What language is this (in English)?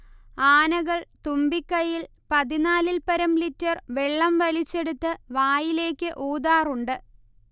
Malayalam